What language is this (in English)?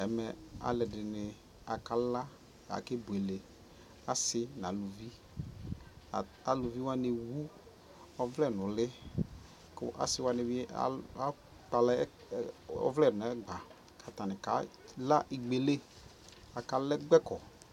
Ikposo